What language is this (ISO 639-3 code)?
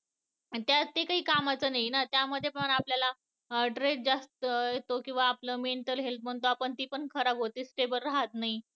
mar